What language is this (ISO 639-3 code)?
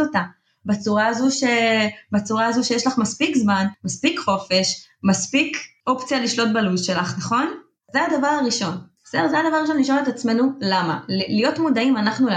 heb